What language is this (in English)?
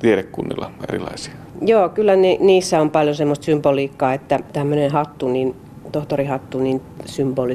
Finnish